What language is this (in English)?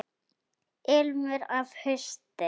Icelandic